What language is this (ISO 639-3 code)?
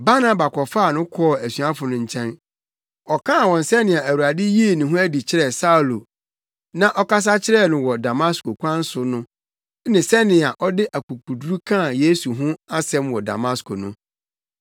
aka